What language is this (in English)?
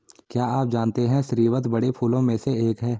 Hindi